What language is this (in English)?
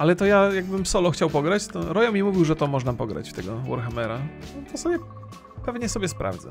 Polish